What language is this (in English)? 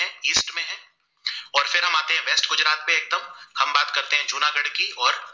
Gujarati